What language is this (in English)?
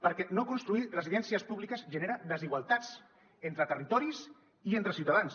Catalan